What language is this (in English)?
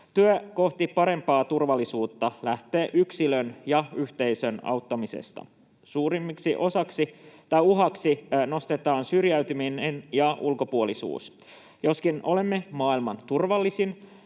Finnish